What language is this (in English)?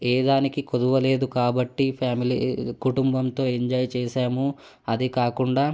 Telugu